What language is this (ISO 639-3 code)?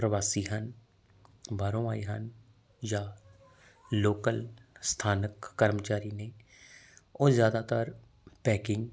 pan